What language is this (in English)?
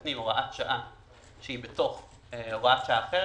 Hebrew